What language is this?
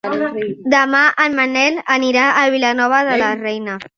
Catalan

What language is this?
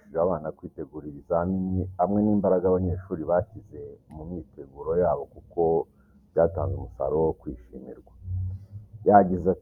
Kinyarwanda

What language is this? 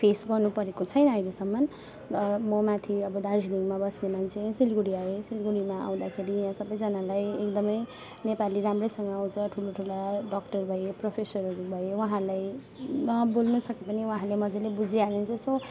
Nepali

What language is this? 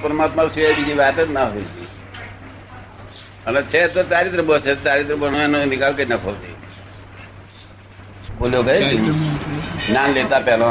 Gujarati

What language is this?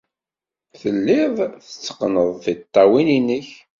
Kabyle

